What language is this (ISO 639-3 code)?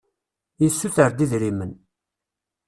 kab